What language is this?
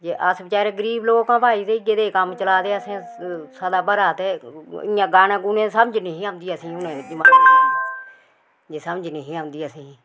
Dogri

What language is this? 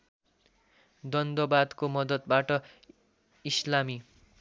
Nepali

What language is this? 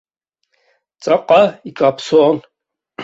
Abkhazian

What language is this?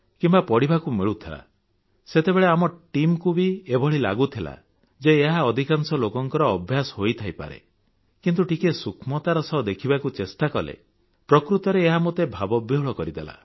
Odia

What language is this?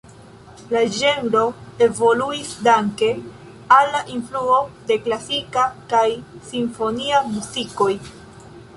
Esperanto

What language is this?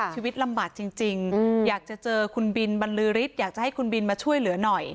Thai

